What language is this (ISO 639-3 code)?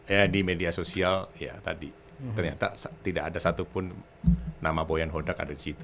ind